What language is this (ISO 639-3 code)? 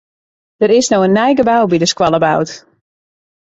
fry